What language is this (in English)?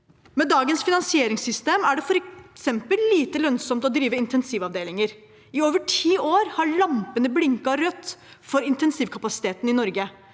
Norwegian